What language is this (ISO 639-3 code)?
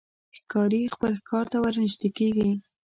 pus